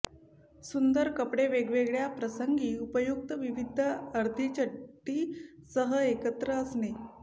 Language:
Marathi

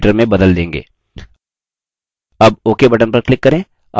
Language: Hindi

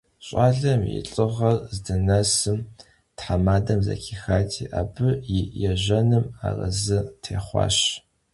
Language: Kabardian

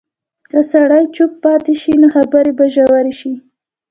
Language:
Pashto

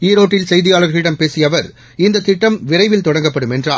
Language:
Tamil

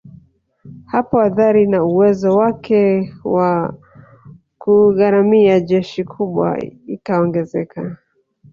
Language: Swahili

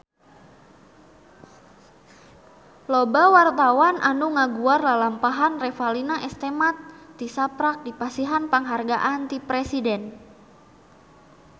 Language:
Sundanese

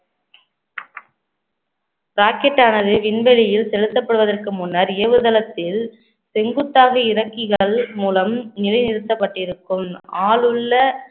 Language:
Tamil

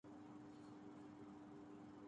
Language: Urdu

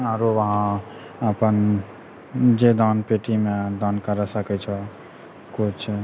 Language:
Maithili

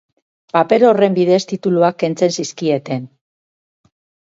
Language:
Basque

